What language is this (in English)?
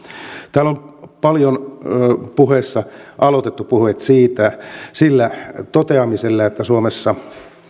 Finnish